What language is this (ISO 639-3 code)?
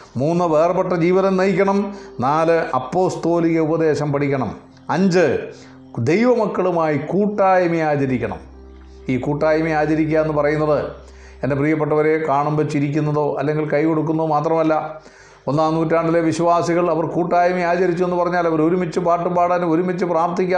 mal